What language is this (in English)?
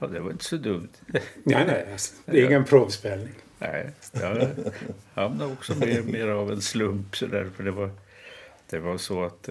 Swedish